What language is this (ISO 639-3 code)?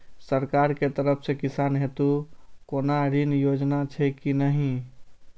mai